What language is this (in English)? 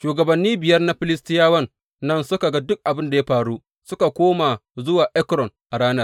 Hausa